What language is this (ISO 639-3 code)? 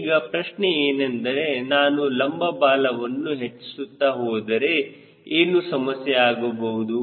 kan